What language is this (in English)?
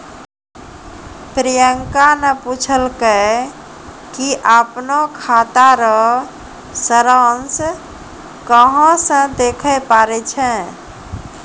Maithili